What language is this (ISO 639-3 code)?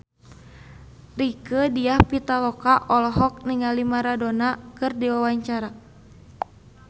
sun